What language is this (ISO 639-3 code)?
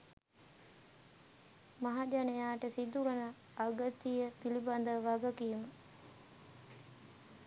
sin